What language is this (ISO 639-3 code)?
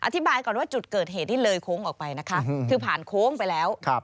tha